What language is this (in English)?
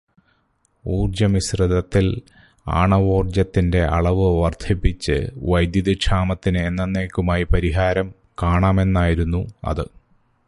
Malayalam